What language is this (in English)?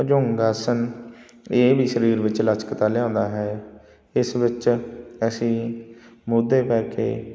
Punjabi